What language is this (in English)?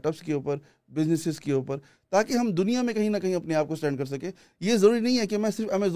Urdu